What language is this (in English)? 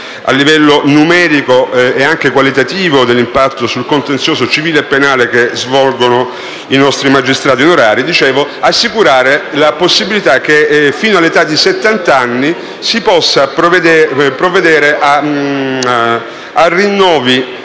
Italian